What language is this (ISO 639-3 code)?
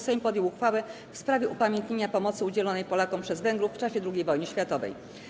pol